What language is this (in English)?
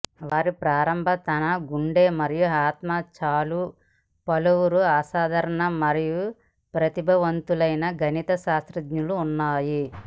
Telugu